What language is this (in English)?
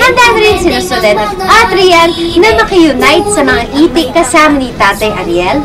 Filipino